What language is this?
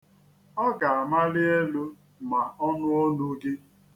Igbo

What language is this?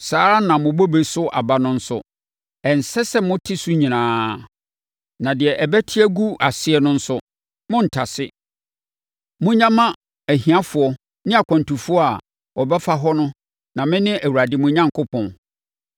Akan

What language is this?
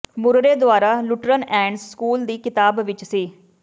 Punjabi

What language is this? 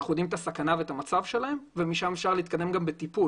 Hebrew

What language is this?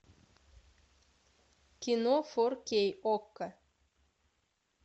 Russian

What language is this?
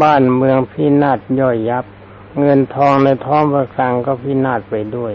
Thai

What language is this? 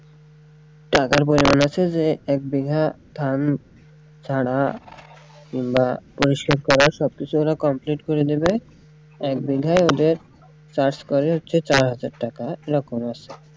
Bangla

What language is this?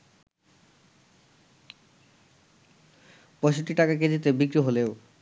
Bangla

